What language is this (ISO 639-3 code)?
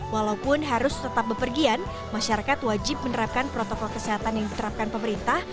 ind